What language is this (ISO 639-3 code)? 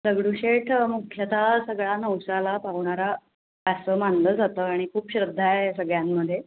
mar